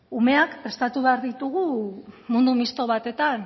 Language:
Basque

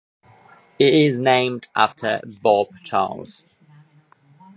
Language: English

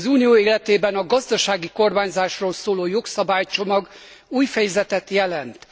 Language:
Hungarian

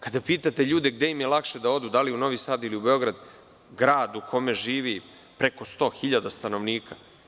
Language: Serbian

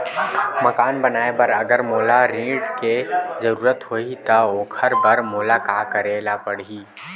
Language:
Chhattisgarhi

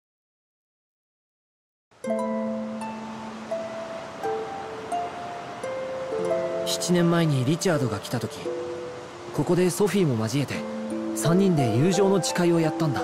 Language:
Japanese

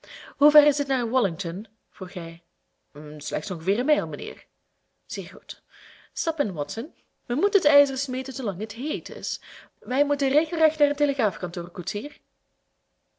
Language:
Dutch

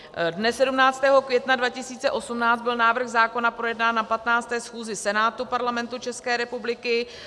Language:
Czech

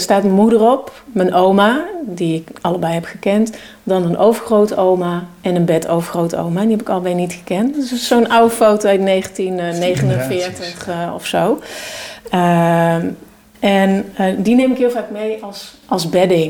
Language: Dutch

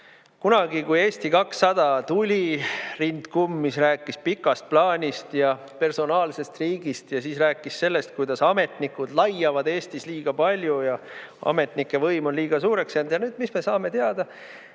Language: Estonian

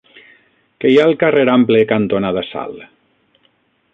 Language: Catalan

